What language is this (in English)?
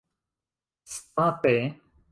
Esperanto